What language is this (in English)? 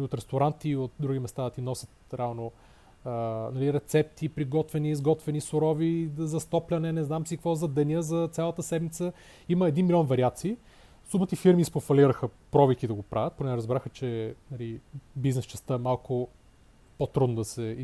Bulgarian